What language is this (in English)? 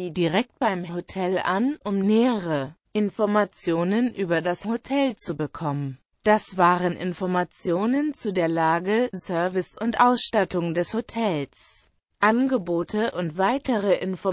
German